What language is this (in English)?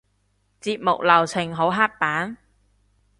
Cantonese